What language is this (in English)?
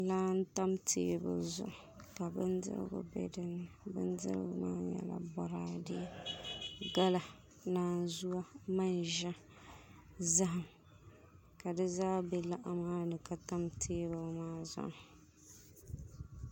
Dagbani